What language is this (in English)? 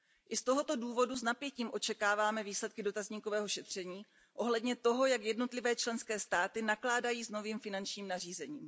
Czech